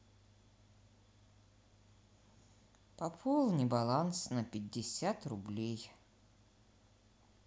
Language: Russian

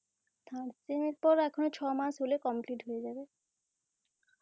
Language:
Bangla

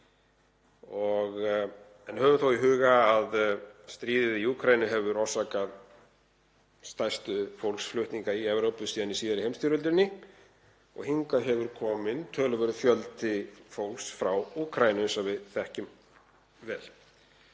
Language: Icelandic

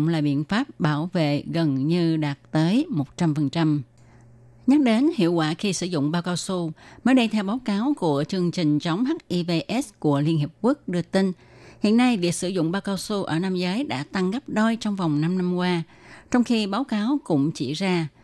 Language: Vietnamese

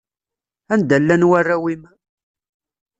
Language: Kabyle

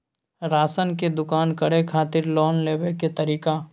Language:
Maithili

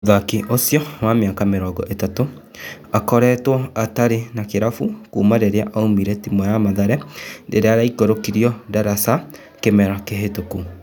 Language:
Kikuyu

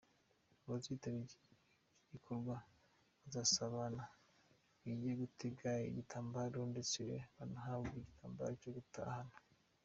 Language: Kinyarwanda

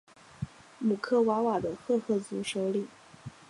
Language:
Chinese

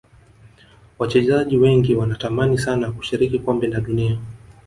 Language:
Swahili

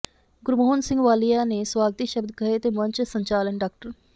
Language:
Punjabi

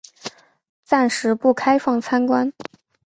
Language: Chinese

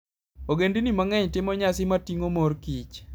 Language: Luo (Kenya and Tanzania)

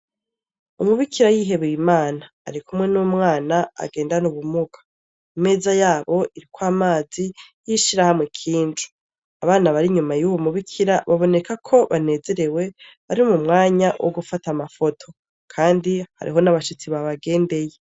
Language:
Rundi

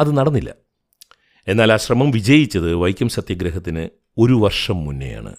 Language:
Malayalam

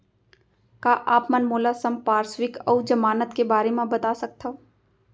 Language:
Chhattisgarhi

